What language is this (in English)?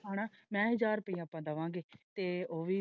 Punjabi